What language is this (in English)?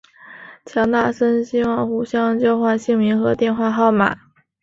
Chinese